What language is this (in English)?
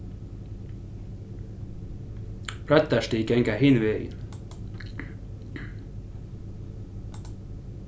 Faroese